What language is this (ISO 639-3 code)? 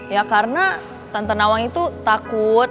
ind